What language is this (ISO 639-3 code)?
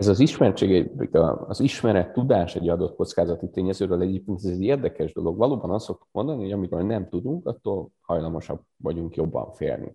hun